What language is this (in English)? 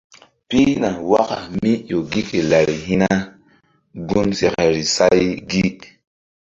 Mbum